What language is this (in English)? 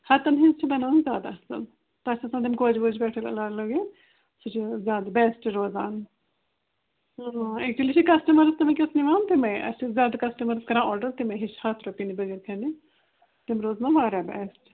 Kashmiri